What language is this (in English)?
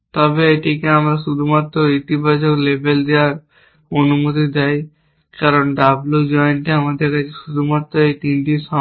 Bangla